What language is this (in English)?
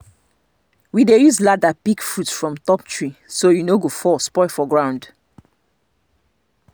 Nigerian Pidgin